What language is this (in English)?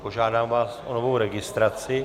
Czech